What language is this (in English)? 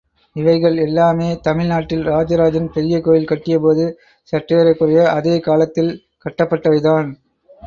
Tamil